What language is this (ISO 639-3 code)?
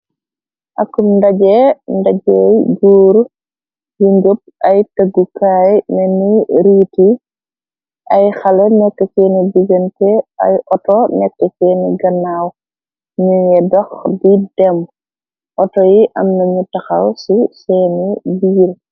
wol